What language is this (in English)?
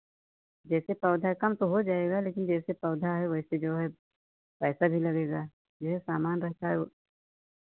Hindi